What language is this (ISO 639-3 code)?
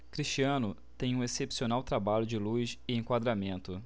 por